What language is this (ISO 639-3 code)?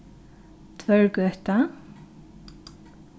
fao